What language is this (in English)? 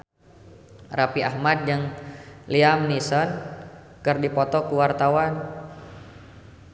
Sundanese